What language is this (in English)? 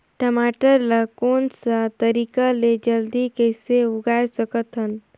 Chhattisgarhi